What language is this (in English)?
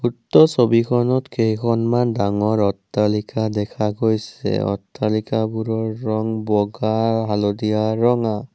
Assamese